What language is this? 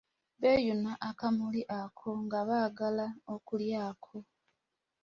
Ganda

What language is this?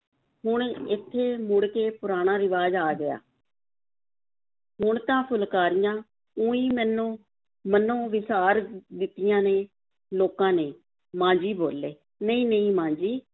Punjabi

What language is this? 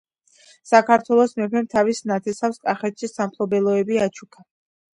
Georgian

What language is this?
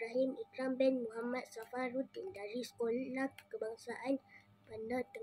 Malay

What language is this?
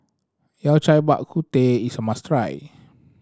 English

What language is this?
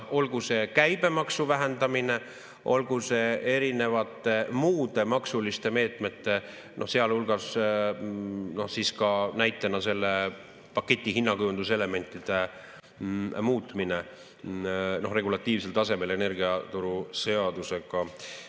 Estonian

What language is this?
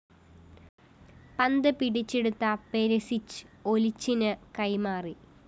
Malayalam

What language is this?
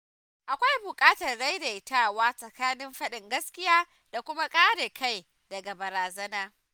Hausa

